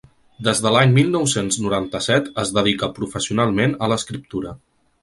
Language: Catalan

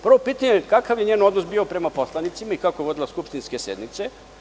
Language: Serbian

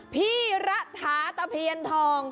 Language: Thai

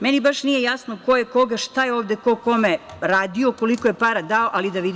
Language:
Serbian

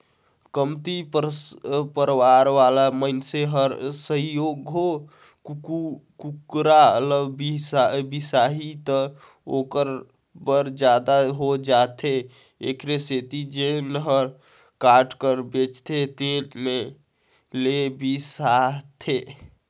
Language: Chhattisgarhi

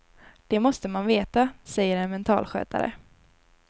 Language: Swedish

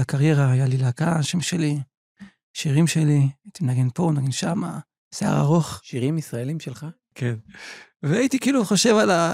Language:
Hebrew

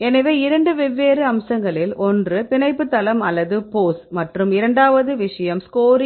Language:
Tamil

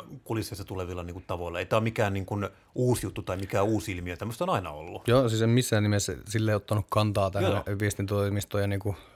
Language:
Finnish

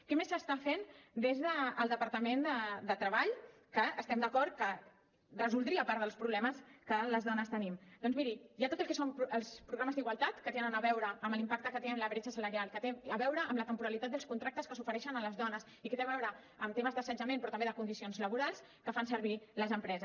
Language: Catalan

